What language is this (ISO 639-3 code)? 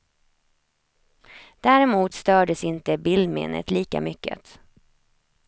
swe